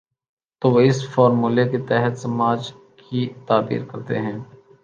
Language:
Urdu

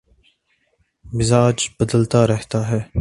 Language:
Urdu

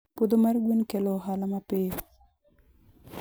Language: Luo (Kenya and Tanzania)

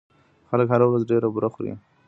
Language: Pashto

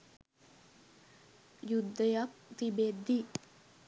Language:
Sinhala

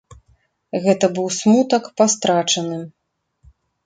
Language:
Belarusian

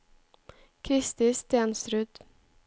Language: Norwegian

